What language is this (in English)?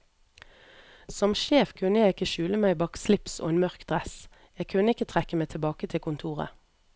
Norwegian